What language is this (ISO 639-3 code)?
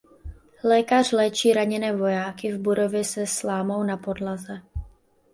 ces